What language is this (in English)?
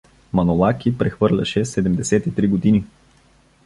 Bulgarian